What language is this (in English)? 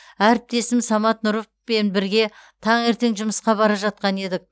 Kazakh